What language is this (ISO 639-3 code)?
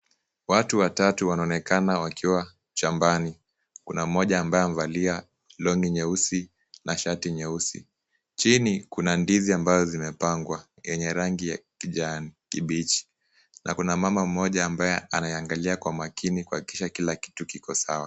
swa